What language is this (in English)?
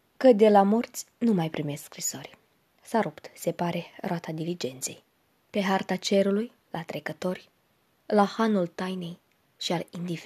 Romanian